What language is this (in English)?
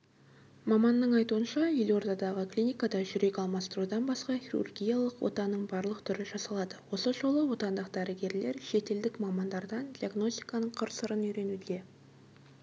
Kazakh